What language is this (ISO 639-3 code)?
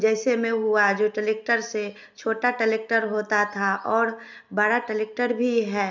hin